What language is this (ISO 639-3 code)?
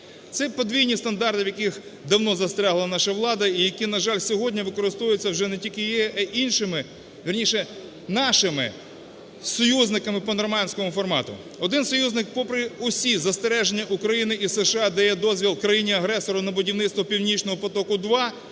ukr